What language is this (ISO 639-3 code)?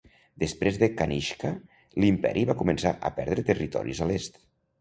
cat